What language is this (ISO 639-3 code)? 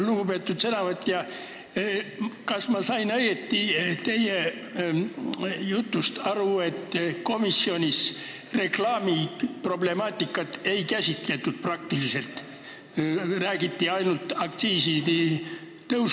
est